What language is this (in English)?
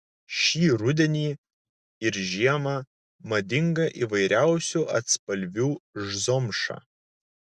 Lithuanian